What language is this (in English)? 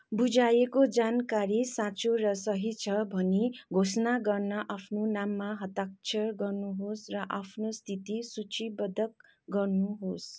Nepali